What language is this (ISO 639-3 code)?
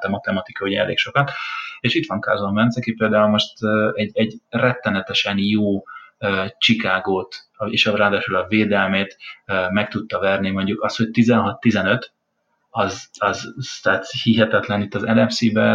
hun